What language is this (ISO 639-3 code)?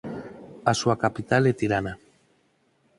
glg